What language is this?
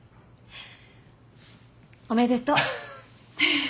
Japanese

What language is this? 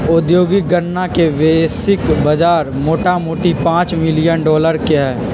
Magahi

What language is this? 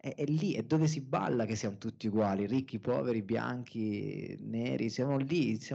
Italian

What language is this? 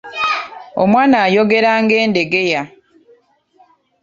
Ganda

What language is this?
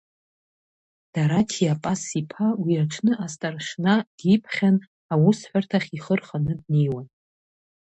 Abkhazian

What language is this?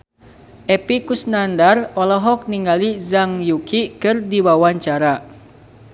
Sundanese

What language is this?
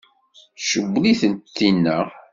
Kabyle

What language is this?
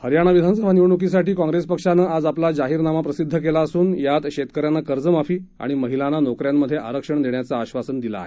Marathi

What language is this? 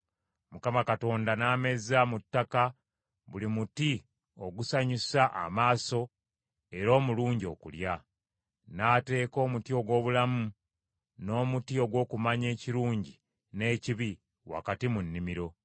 Ganda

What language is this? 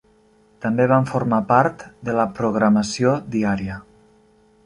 Catalan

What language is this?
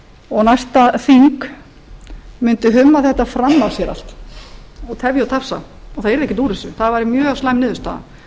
Icelandic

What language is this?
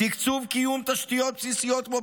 Hebrew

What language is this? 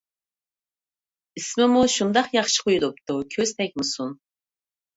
Uyghur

